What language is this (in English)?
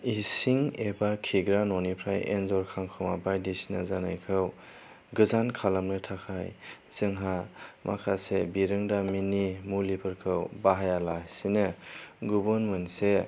Bodo